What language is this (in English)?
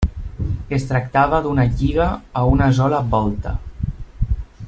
Catalan